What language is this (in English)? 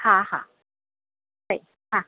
Sindhi